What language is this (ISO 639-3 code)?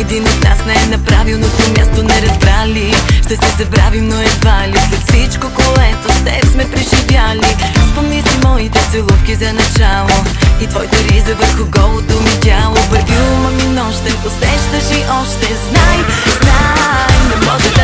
bul